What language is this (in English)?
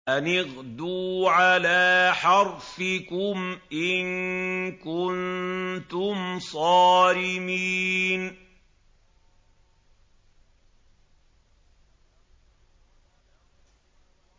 Arabic